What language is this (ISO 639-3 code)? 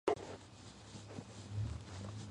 kat